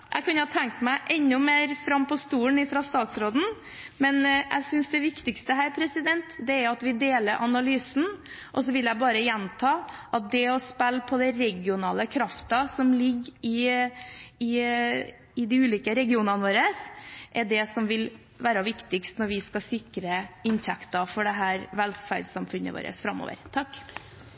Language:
Norwegian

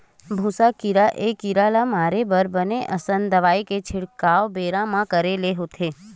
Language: Chhattisgarhi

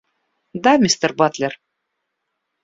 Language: Russian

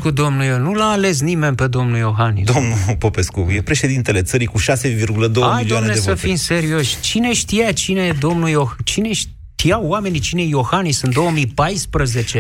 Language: Romanian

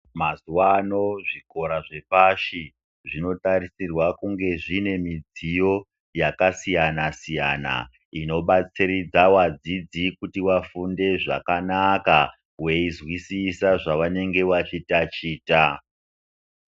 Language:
Ndau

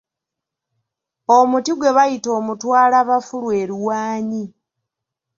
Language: Ganda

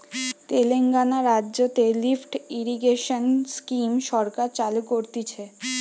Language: Bangla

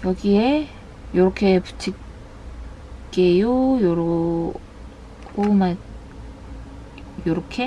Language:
Korean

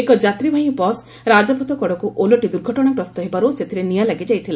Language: Odia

